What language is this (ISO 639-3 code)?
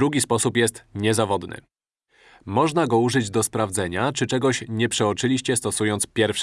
pol